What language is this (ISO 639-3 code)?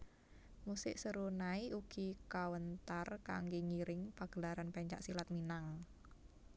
jav